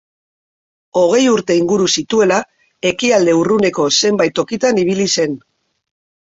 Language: Basque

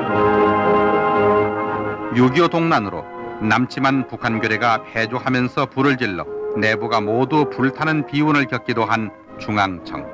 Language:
Korean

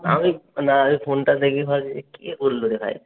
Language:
Bangla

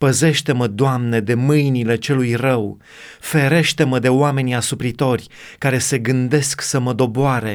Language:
Romanian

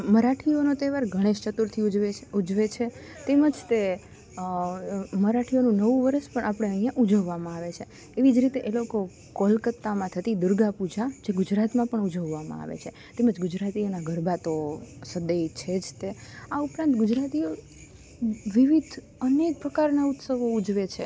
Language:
Gujarati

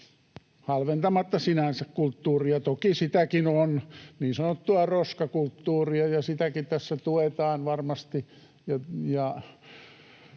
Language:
Finnish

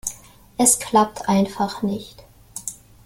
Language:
German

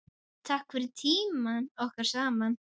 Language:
Icelandic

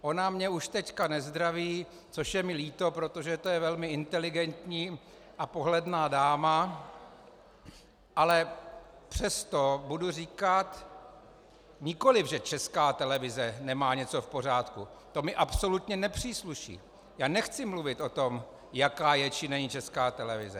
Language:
Czech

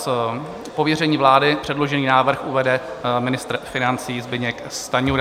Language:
Czech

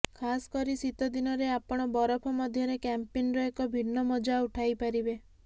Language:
Odia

